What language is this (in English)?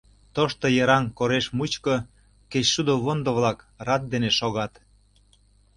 Mari